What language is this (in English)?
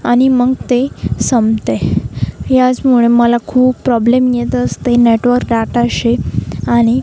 Marathi